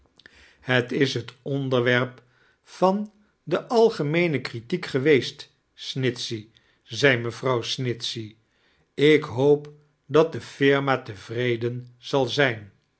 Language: Dutch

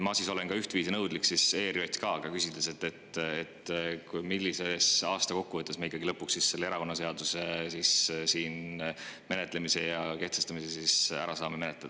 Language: Estonian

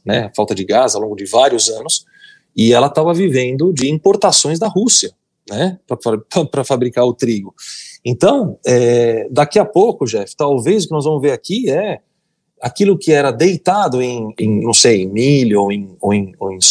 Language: Portuguese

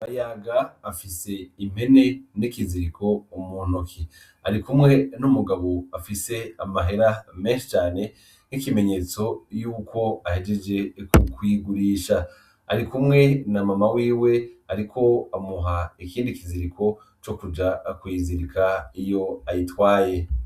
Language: Rundi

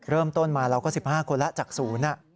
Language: Thai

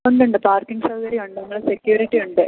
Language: Malayalam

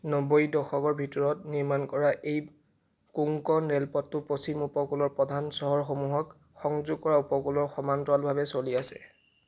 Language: Assamese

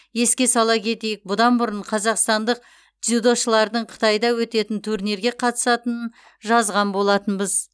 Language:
Kazakh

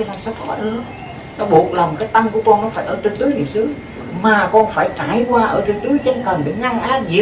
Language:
Vietnamese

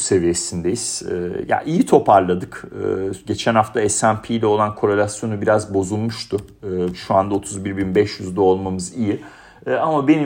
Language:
Turkish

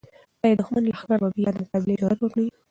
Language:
Pashto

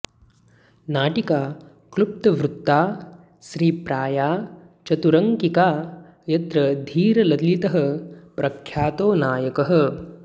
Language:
Sanskrit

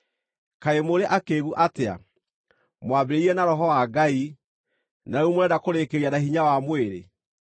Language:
Kikuyu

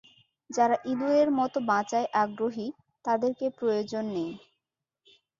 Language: Bangla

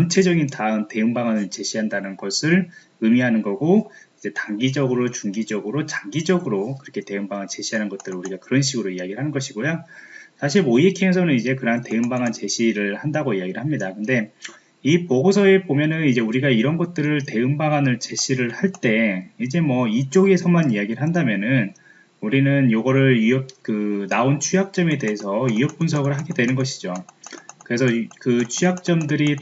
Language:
Korean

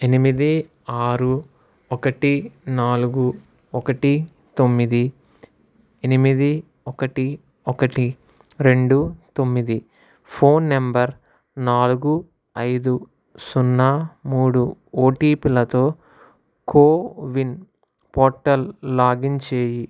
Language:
Telugu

